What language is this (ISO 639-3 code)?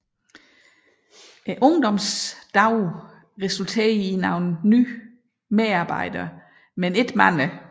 dan